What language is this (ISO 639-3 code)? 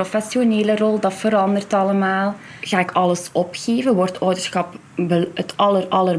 nld